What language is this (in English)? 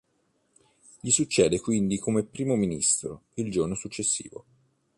Italian